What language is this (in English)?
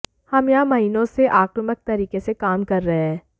Hindi